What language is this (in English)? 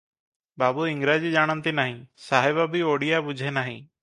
Odia